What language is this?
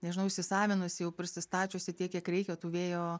Lithuanian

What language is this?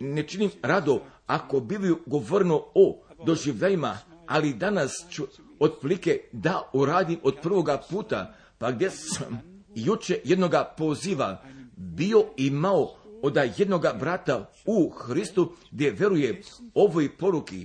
Croatian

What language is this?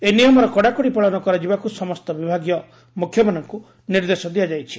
Odia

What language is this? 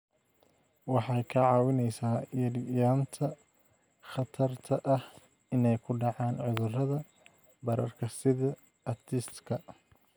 Somali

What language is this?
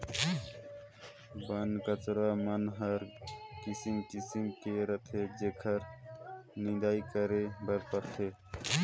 Chhattisgarhi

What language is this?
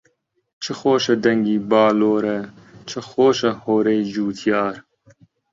Central Kurdish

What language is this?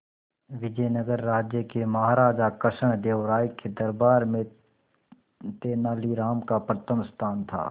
Hindi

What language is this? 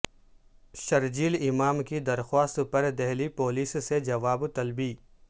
Urdu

